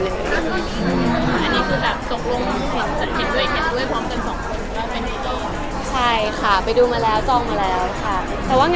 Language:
Thai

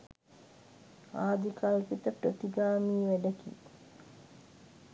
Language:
Sinhala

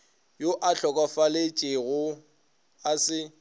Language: Northern Sotho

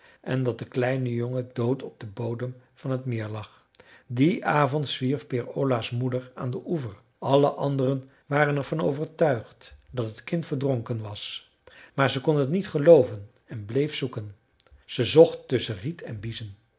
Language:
Dutch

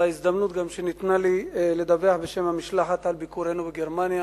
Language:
Hebrew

